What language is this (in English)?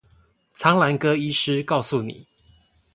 Chinese